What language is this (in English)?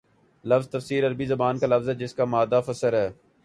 Urdu